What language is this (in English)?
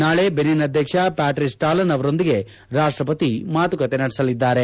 Kannada